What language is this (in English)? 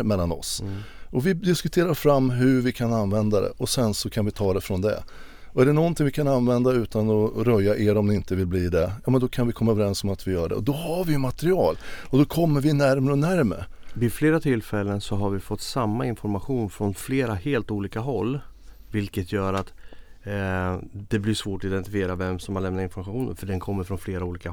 Swedish